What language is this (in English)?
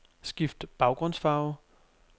Danish